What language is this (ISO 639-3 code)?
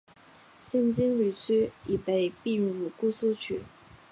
zho